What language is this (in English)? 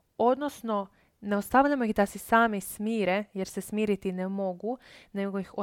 Croatian